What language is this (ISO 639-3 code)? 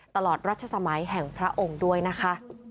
tha